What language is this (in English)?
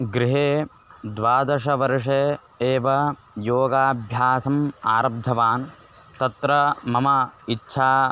Sanskrit